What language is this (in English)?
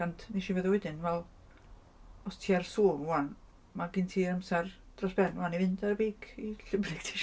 Welsh